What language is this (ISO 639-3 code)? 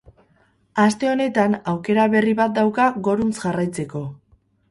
eus